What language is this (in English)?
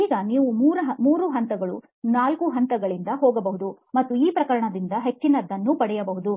Kannada